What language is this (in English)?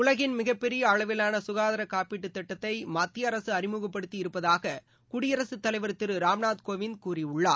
Tamil